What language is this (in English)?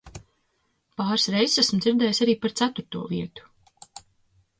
Latvian